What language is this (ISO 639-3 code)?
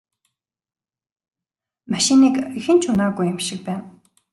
mon